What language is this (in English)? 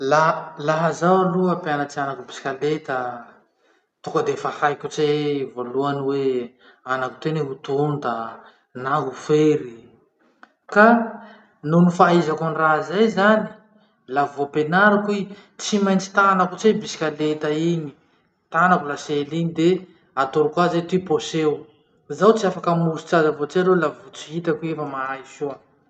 Masikoro Malagasy